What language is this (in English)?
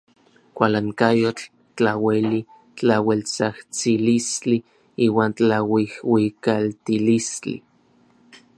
Orizaba Nahuatl